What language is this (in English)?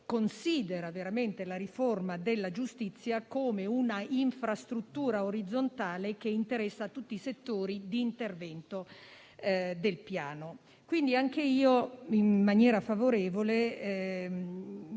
Italian